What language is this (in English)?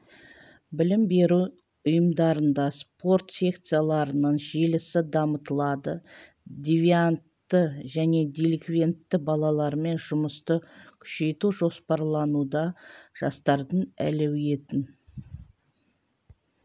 Kazakh